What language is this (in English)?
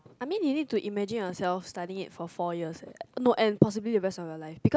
English